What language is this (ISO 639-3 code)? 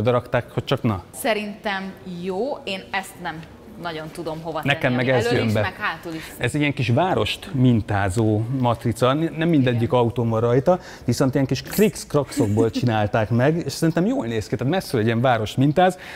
hun